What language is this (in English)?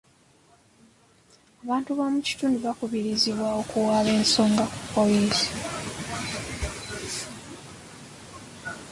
Ganda